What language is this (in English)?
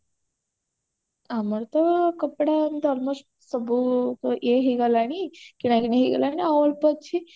Odia